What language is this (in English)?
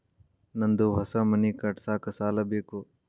Kannada